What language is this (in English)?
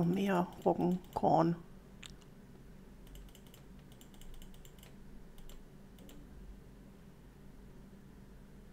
German